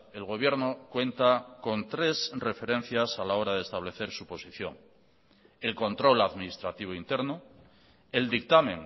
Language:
Spanish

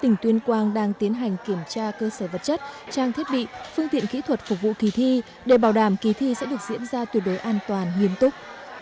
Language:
Vietnamese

